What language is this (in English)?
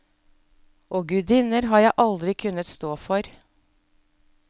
Norwegian